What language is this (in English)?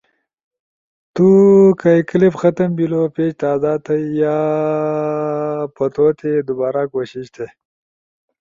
Ushojo